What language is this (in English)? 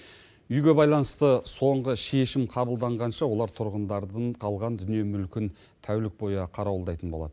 Kazakh